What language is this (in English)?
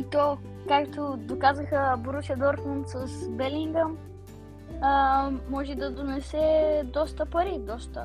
Bulgarian